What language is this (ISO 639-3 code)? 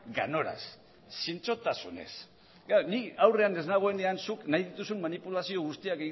eus